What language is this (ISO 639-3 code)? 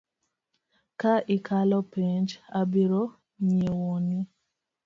luo